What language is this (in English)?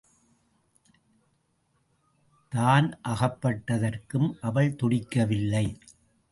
Tamil